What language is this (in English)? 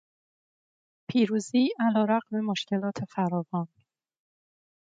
Persian